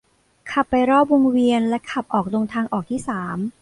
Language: Thai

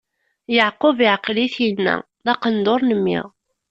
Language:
Kabyle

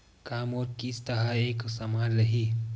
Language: Chhattisgarhi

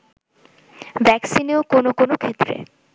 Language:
Bangla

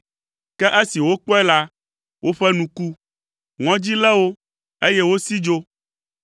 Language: Ewe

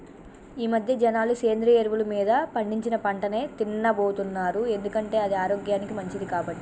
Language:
Telugu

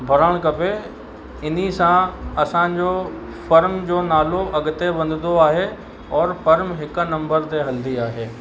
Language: Sindhi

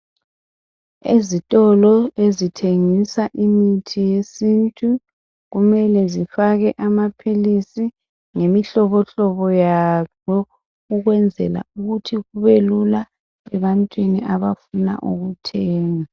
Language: North Ndebele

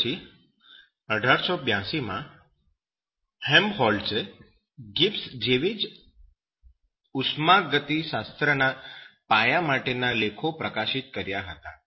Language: Gujarati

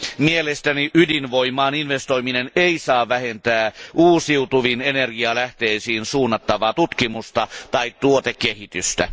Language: Finnish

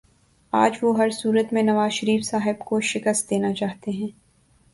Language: Urdu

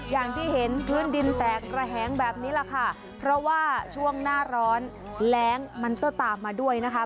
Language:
Thai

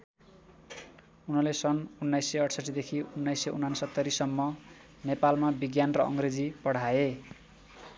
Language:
Nepali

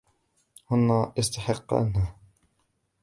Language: Arabic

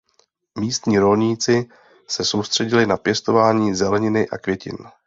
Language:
Czech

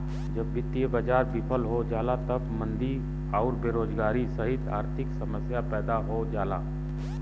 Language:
Bhojpuri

